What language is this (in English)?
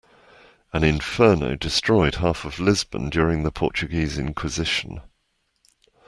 English